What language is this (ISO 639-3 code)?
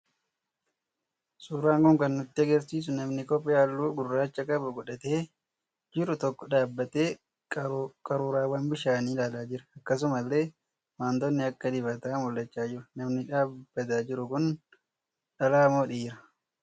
orm